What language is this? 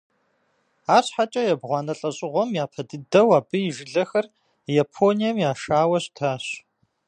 Kabardian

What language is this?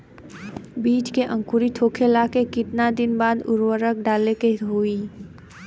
Bhojpuri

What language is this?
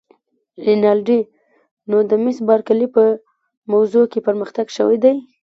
Pashto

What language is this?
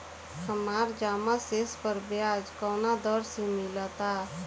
Bhojpuri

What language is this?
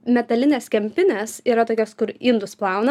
Lithuanian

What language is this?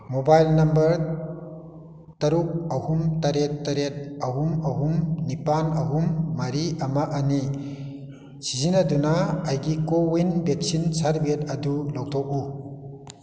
Manipuri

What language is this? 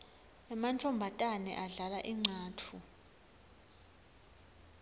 Swati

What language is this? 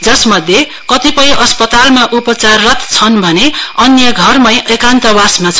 Nepali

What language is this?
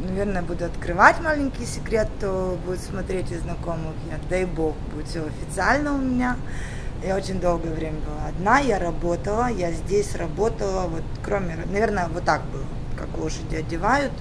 Russian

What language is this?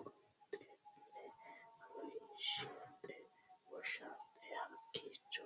Sidamo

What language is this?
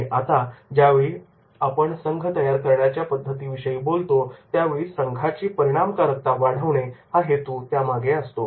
Marathi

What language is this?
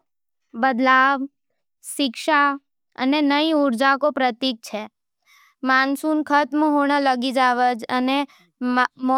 Nimadi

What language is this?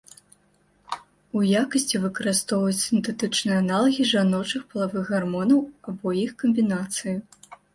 Belarusian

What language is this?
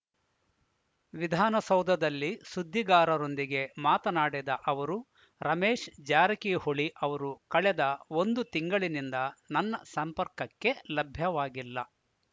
Kannada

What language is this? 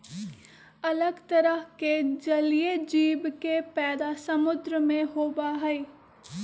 Magahi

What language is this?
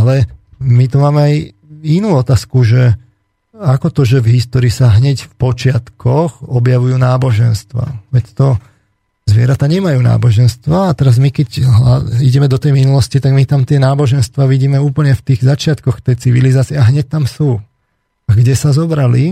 Slovak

